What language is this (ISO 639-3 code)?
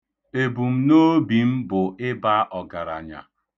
ibo